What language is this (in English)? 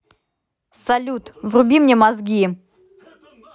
Russian